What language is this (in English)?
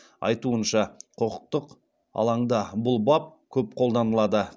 Kazakh